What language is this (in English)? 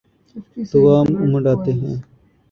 Urdu